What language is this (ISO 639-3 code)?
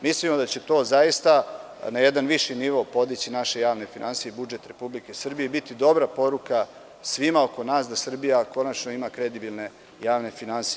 srp